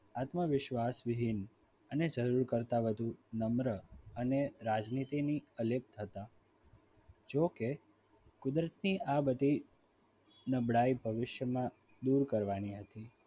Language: Gujarati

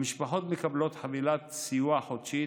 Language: Hebrew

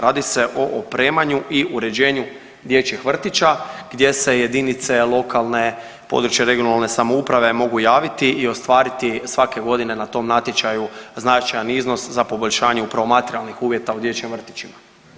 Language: Croatian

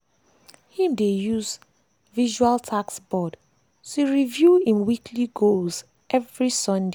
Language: Nigerian Pidgin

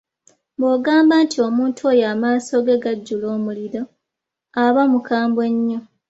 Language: Ganda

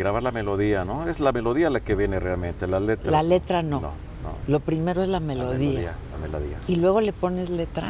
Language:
Spanish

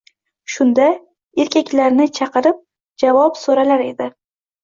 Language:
Uzbek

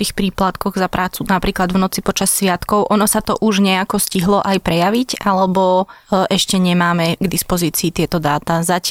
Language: Slovak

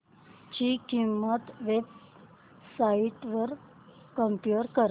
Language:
Marathi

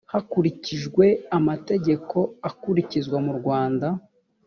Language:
Kinyarwanda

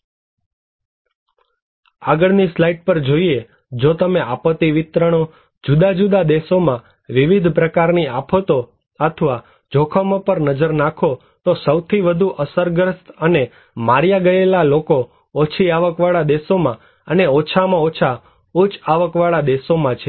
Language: Gujarati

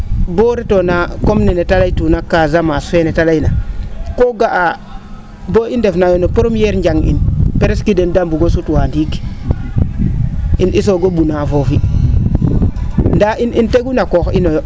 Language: Serer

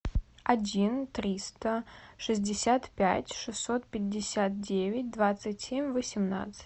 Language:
Russian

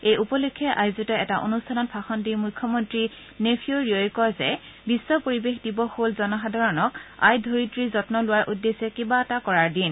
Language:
Assamese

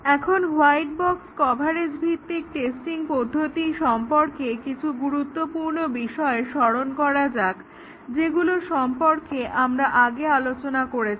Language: Bangla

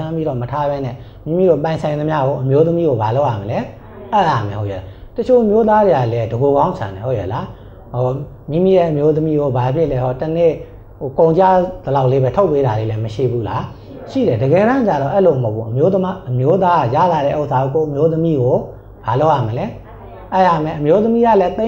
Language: Thai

